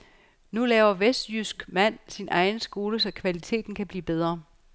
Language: Danish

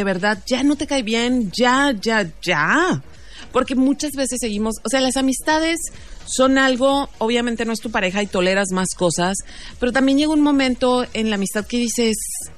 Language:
Spanish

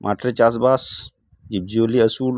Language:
Santali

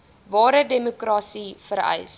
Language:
Afrikaans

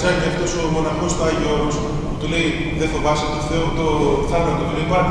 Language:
Greek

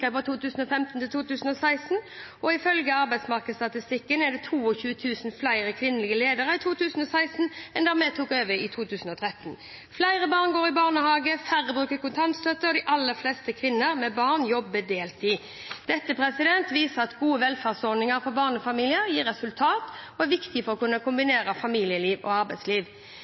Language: Norwegian Bokmål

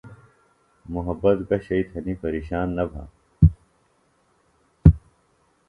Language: Phalura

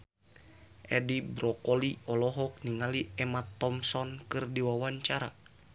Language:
Sundanese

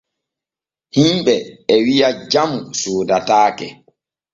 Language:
Borgu Fulfulde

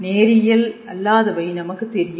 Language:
Tamil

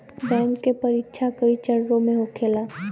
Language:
Bhojpuri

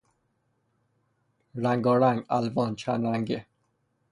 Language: Persian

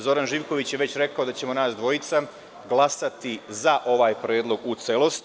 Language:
Serbian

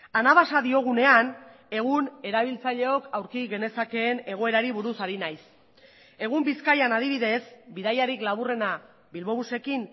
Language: Basque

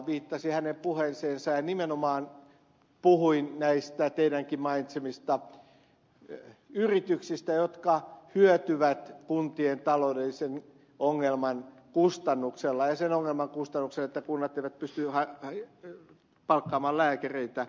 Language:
Finnish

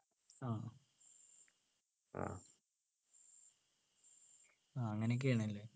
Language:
Malayalam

